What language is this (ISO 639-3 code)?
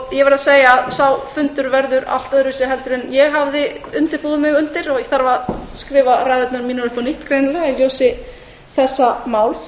isl